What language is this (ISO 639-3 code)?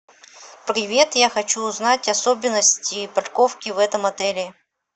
rus